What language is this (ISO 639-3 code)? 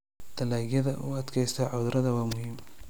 som